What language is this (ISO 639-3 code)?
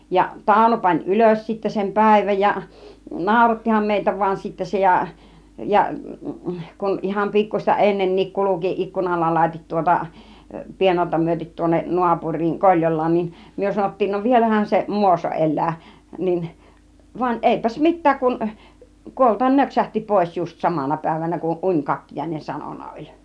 fin